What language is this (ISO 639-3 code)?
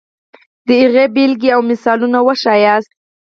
pus